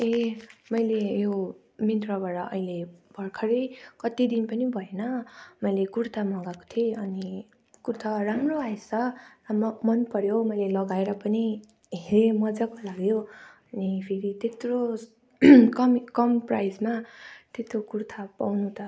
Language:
Nepali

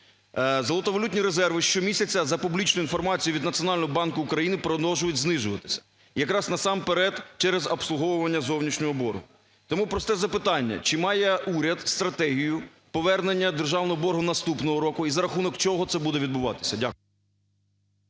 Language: Ukrainian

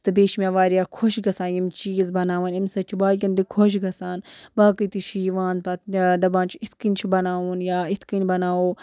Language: Kashmiri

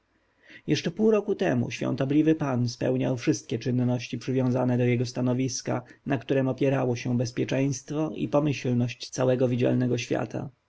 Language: Polish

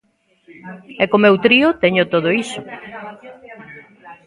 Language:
Galician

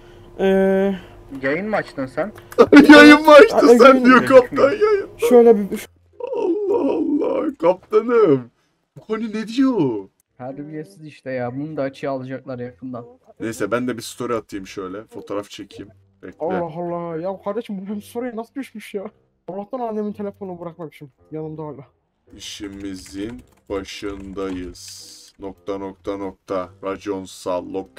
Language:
Turkish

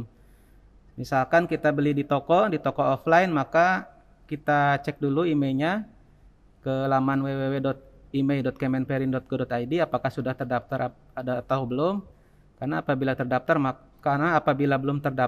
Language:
Indonesian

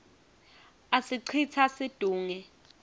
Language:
Swati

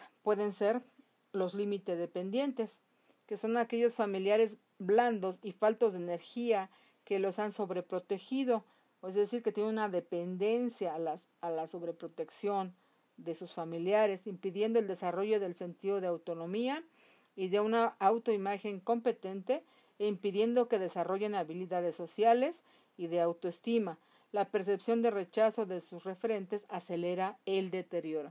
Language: Spanish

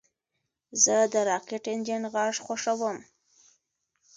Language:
Pashto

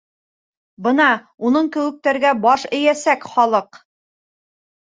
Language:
Bashkir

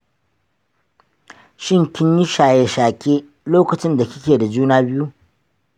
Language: Hausa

